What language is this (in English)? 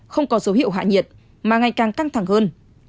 Vietnamese